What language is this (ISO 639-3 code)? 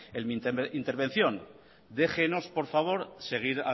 spa